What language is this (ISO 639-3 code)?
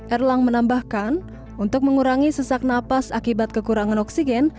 ind